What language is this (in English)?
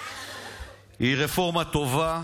Hebrew